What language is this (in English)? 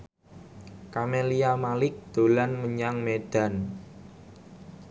Javanese